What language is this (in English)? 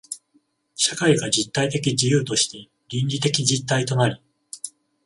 Japanese